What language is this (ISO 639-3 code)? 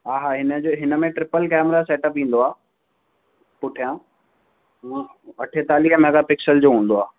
snd